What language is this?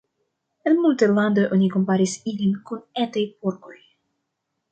Esperanto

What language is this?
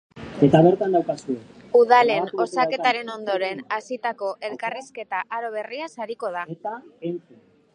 Basque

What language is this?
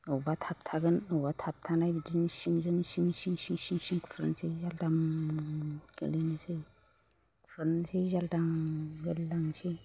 Bodo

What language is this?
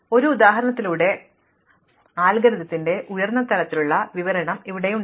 Malayalam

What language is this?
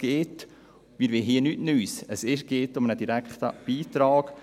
Swiss German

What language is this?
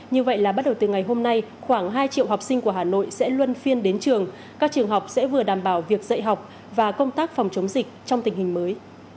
Vietnamese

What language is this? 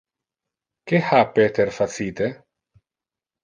Interlingua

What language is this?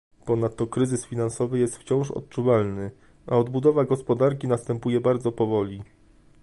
Polish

